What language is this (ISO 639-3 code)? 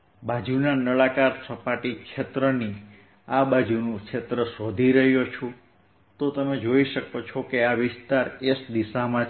guj